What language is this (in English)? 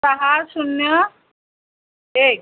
Marathi